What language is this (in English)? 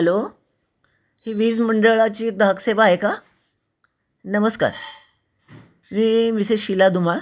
Marathi